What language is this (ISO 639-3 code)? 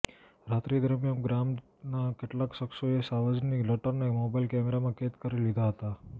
guj